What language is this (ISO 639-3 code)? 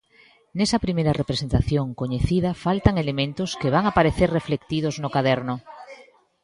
glg